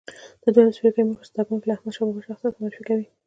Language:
Pashto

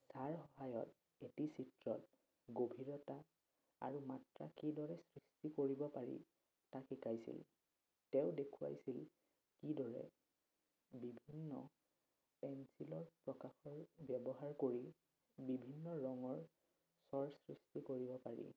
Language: Assamese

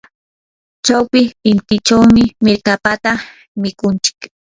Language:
Yanahuanca Pasco Quechua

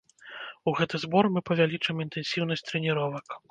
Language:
Belarusian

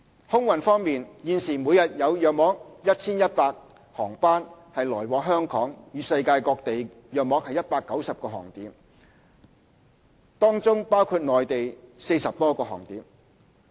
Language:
Cantonese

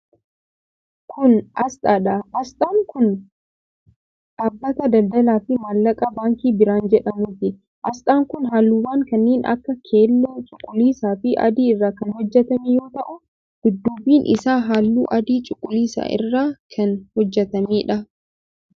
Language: Oromo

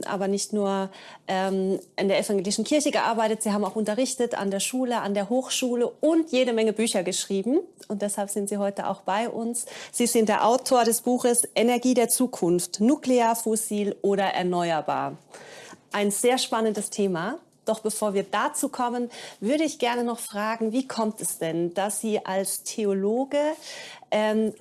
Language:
German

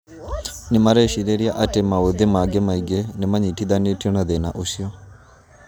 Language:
Kikuyu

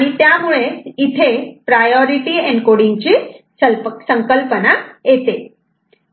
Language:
Marathi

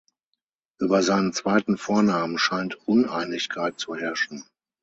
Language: German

